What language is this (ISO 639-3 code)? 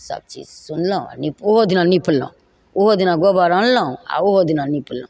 mai